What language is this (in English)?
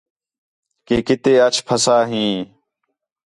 Khetrani